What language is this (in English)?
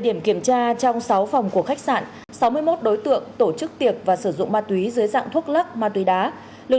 Vietnamese